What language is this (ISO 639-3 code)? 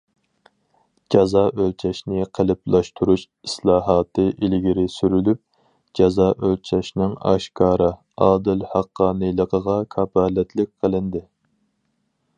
uig